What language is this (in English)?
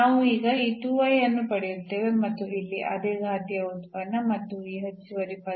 Kannada